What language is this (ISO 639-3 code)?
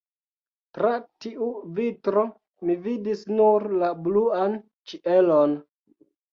epo